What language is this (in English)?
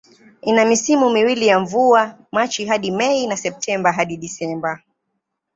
Swahili